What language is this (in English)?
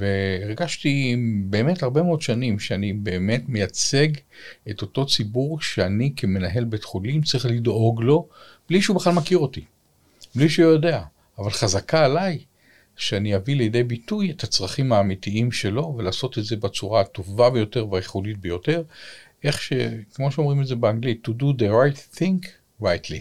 Hebrew